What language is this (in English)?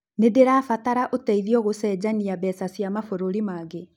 Kikuyu